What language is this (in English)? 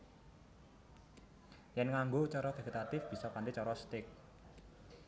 Javanese